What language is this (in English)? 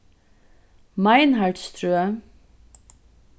Faroese